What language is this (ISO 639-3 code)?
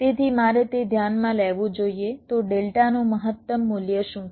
guj